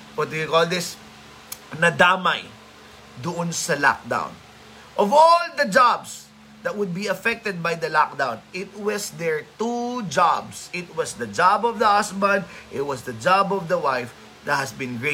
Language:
Filipino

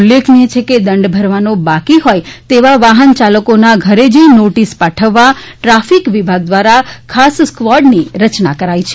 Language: Gujarati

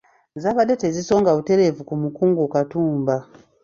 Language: Ganda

